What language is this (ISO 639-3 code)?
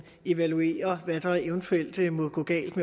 dan